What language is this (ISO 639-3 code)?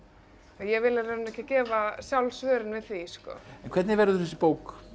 isl